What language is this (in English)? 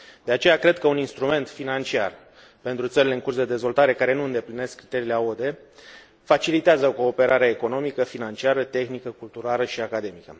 Romanian